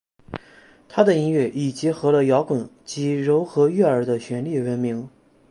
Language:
Chinese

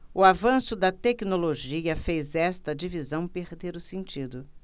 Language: Portuguese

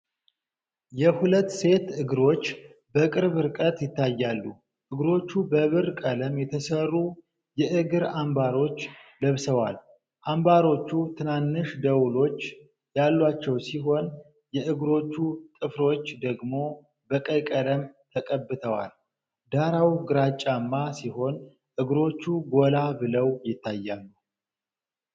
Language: Amharic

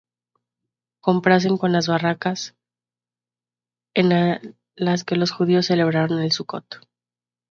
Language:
Spanish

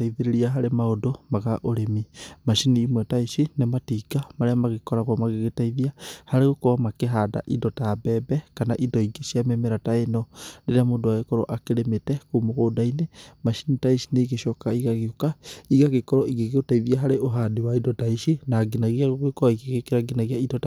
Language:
Kikuyu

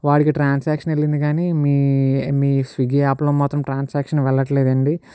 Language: Telugu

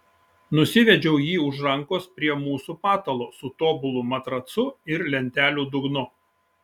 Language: Lithuanian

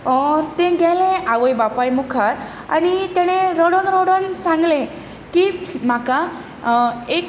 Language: Konkani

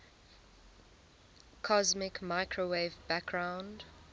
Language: English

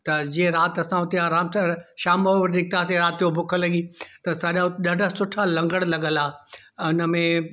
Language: Sindhi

